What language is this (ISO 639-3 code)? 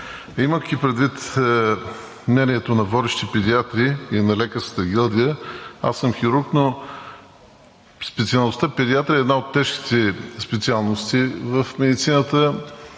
bul